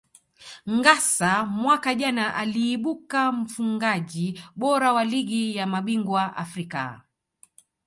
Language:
Swahili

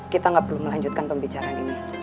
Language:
Indonesian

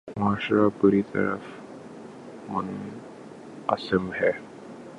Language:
Urdu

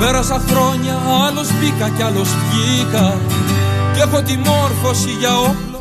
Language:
Greek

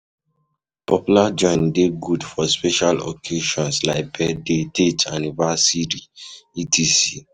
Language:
Nigerian Pidgin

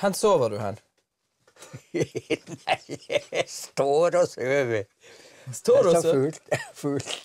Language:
Norwegian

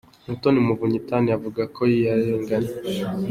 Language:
Kinyarwanda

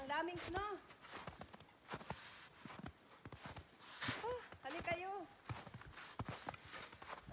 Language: Filipino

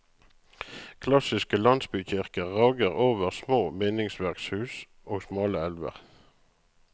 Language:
Norwegian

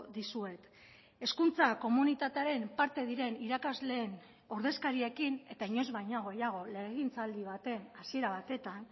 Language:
Basque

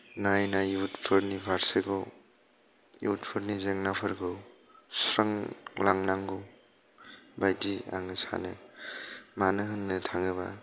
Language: Bodo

